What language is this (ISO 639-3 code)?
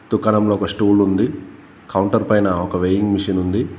tel